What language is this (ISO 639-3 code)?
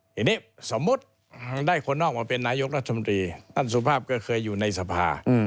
tha